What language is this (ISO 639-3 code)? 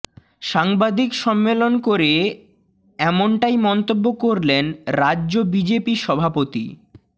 ben